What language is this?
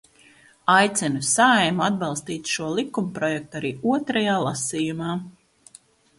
Latvian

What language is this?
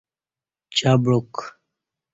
Kati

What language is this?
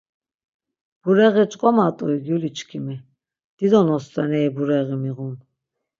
Laz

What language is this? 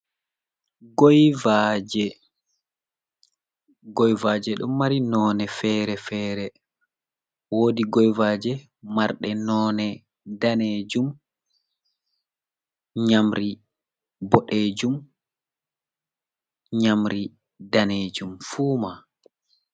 Fula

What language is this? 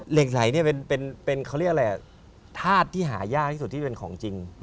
Thai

